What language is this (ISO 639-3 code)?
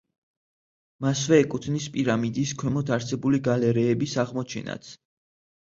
kat